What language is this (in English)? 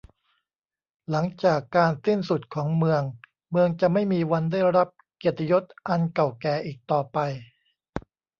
Thai